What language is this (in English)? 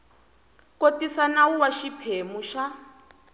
Tsonga